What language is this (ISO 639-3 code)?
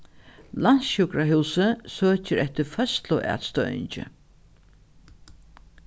fao